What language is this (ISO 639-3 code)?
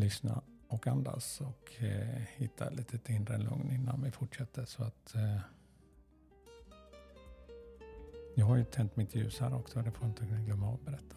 swe